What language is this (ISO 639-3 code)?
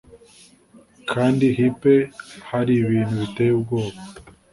kin